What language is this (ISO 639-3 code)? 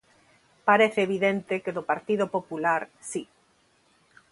glg